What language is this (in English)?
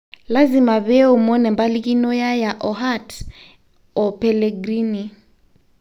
Masai